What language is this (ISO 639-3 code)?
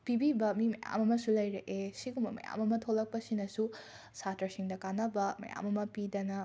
mni